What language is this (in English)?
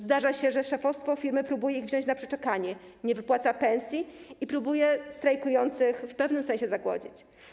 Polish